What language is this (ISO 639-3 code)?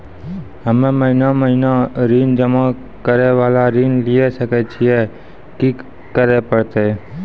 mai